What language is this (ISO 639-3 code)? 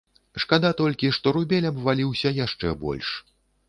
bel